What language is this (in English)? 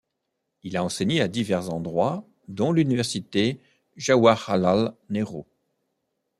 French